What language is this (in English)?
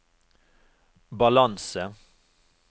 Norwegian